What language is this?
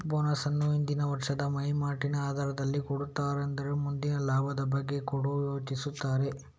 Kannada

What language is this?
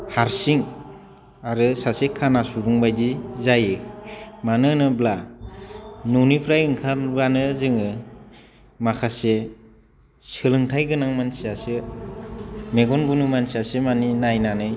Bodo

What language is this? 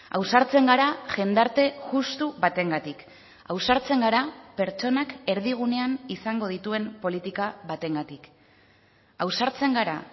Basque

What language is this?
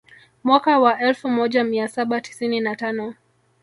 Swahili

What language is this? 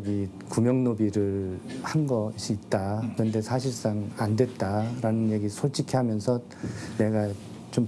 Korean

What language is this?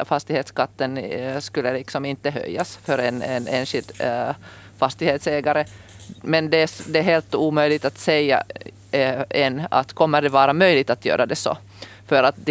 Swedish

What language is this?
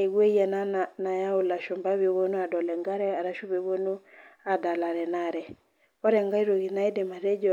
Masai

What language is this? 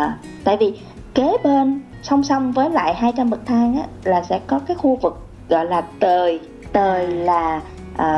Vietnamese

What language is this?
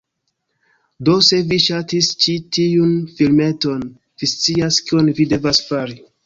Esperanto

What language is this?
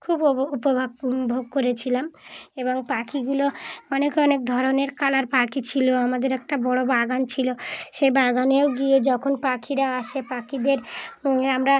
Bangla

